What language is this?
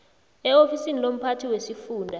South Ndebele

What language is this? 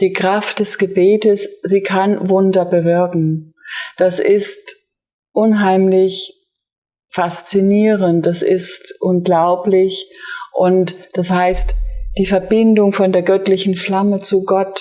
German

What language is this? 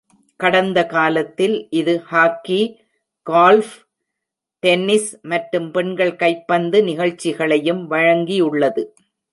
Tamil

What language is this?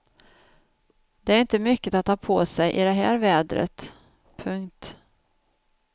Swedish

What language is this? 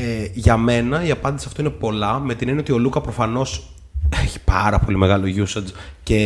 Greek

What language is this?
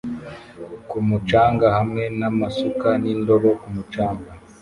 Kinyarwanda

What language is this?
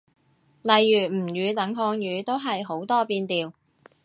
Cantonese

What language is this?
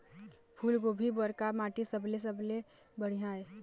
Chhattisgarhi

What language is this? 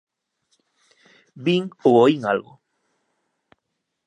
Galician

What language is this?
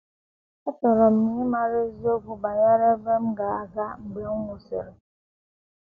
Igbo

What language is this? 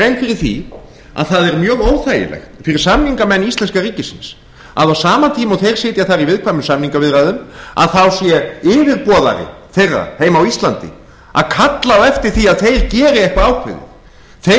Icelandic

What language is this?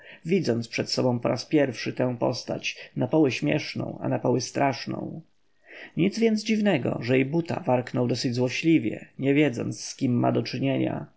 Polish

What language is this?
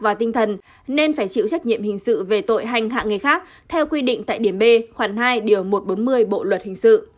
Vietnamese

